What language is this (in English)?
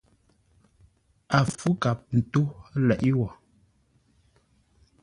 Ngombale